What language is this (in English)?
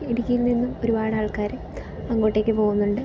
Malayalam